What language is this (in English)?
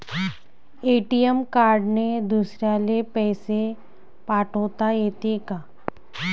Marathi